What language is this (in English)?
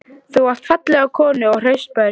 Icelandic